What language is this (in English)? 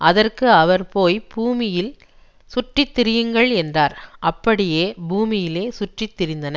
Tamil